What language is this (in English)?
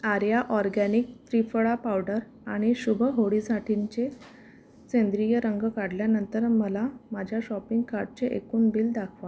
Marathi